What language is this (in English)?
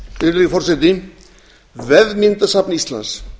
Icelandic